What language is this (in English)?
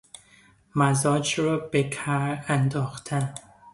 Persian